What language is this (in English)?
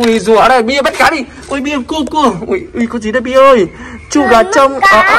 Vietnamese